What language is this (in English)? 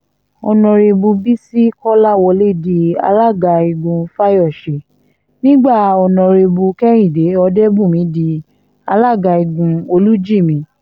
Yoruba